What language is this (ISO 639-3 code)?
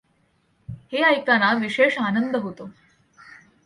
mar